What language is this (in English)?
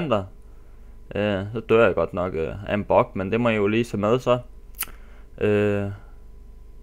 Danish